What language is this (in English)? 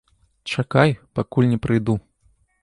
Belarusian